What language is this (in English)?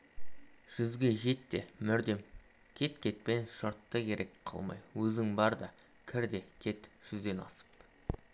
Kazakh